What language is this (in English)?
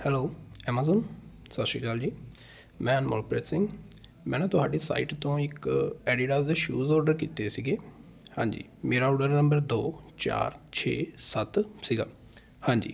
Punjabi